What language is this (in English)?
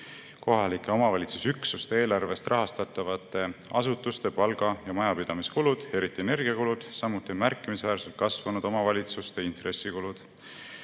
Estonian